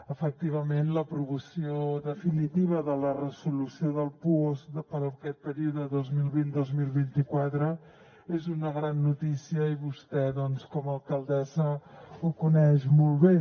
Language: Catalan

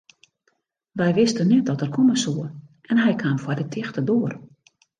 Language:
Western Frisian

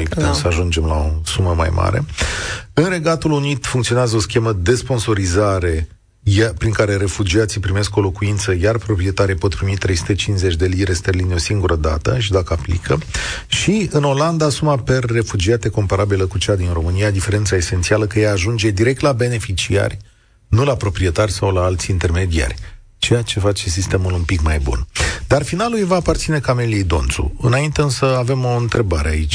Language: Romanian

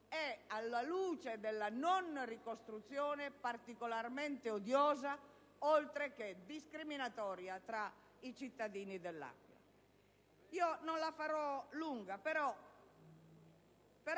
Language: Italian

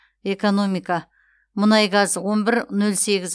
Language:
Kazakh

